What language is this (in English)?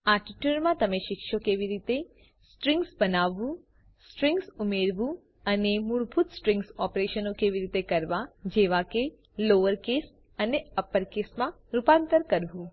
Gujarati